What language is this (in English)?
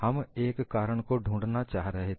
Hindi